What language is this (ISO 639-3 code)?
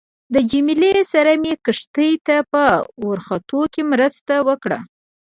pus